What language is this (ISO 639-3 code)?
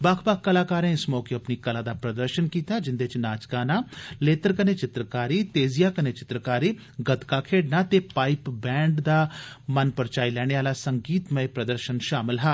doi